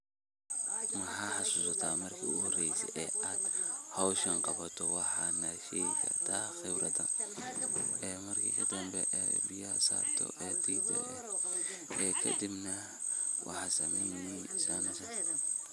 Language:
Somali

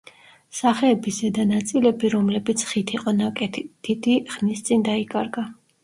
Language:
Georgian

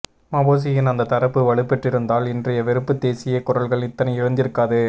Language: Tamil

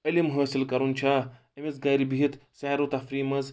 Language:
Kashmiri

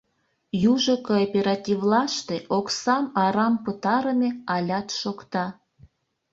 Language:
Mari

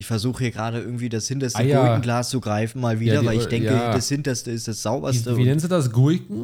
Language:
German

